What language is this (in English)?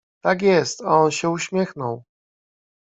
Polish